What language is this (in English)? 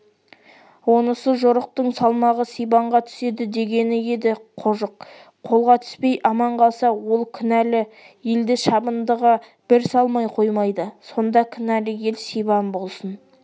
Kazakh